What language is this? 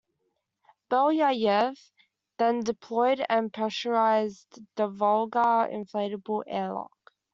English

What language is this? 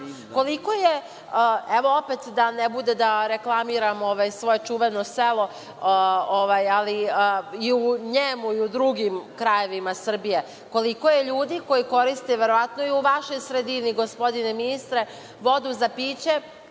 Serbian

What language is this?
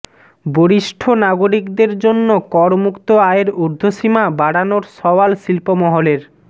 Bangla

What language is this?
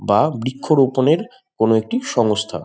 Bangla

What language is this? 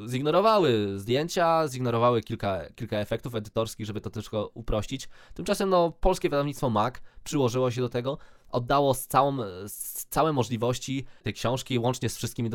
Polish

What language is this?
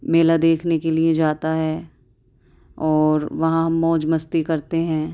Urdu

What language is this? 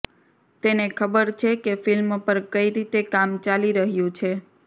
Gujarati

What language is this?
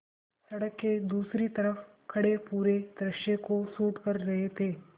Hindi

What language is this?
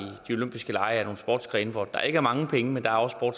Danish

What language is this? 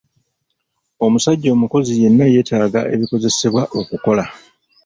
Ganda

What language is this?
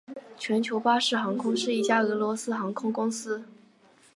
Chinese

